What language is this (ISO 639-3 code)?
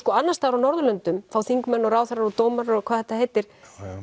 isl